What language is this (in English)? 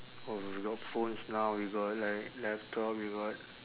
English